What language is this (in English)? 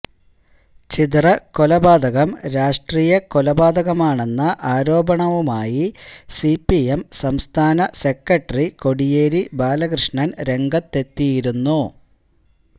Malayalam